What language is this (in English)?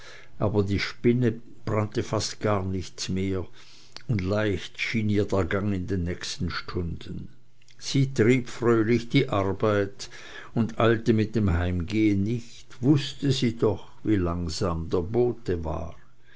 German